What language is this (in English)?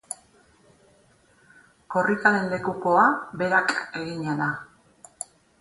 Basque